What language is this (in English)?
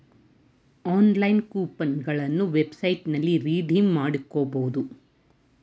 Kannada